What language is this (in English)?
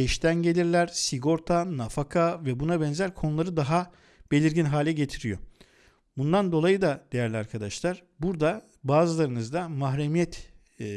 Turkish